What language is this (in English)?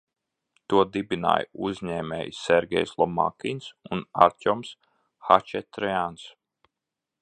Latvian